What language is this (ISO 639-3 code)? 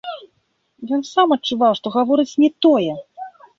bel